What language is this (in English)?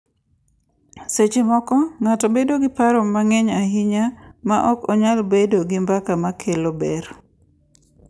Luo (Kenya and Tanzania)